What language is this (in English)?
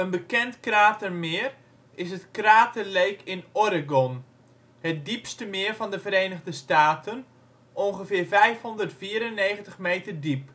Dutch